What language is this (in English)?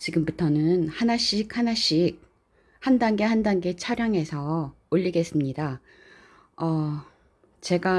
Korean